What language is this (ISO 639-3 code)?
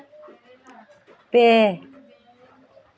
sat